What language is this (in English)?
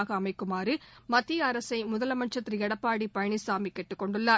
Tamil